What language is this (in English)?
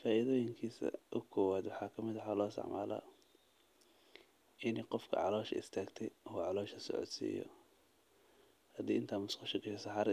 Somali